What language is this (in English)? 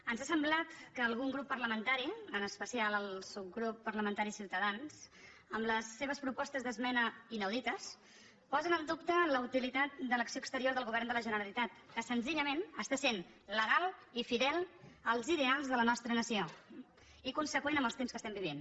Catalan